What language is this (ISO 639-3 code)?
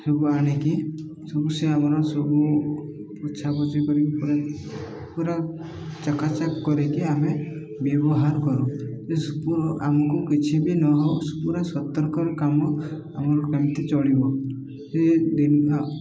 ori